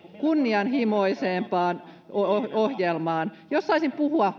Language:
Finnish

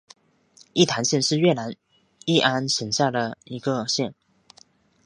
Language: Chinese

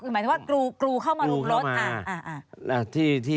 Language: Thai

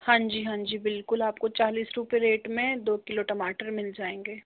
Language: Hindi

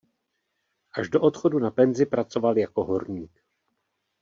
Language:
Czech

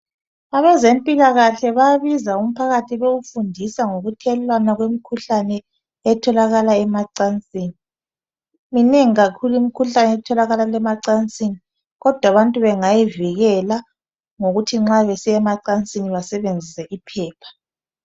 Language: North Ndebele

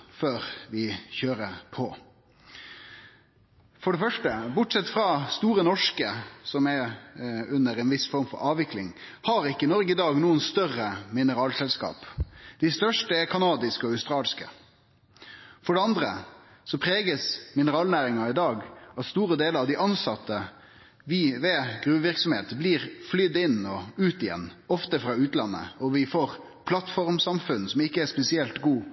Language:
Norwegian Nynorsk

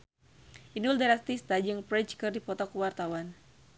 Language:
Sundanese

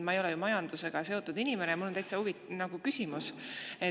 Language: Estonian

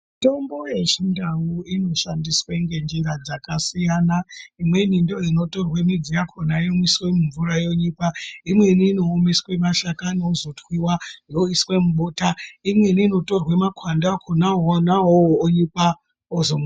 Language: Ndau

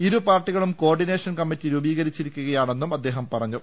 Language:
Malayalam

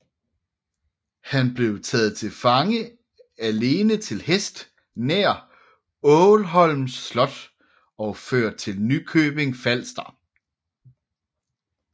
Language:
Danish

